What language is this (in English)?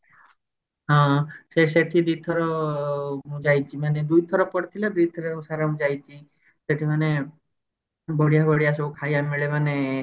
Odia